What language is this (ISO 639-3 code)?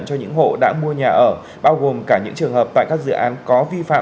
vie